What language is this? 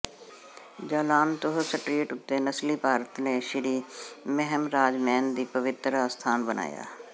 Punjabi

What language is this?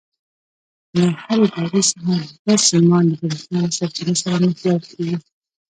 Pashto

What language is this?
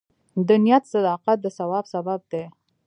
Pashto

